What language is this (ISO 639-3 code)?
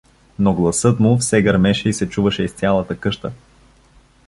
bul